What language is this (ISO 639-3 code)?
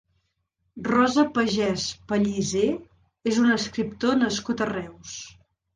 cat